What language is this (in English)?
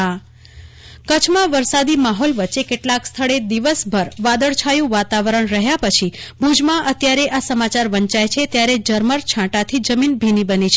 Gujarati